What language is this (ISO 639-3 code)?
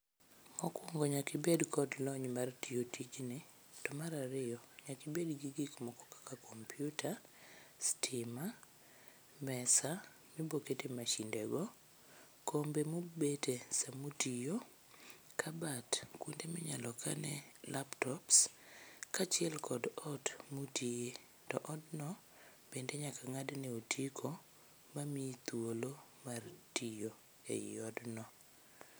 luo